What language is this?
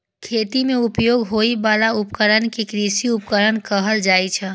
Maithili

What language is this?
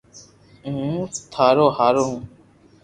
Loarki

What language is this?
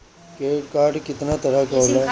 Bhojpuri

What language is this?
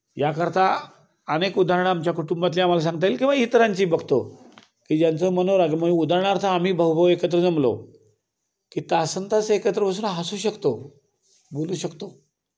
Marathi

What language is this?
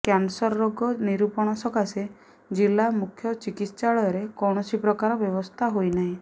Odia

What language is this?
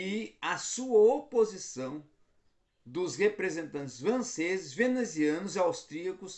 Portuguese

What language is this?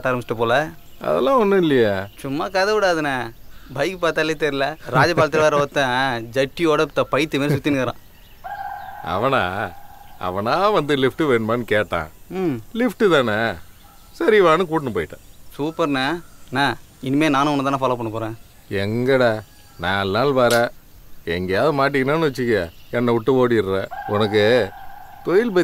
Korean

